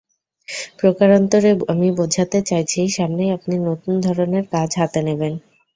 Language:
Bangla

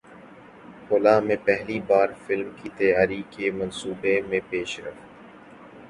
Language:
Urdu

